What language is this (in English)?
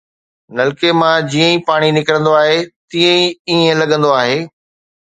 Sindhi